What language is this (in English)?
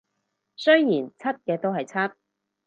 Cantonese